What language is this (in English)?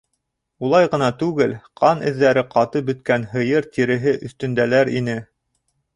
Bashkir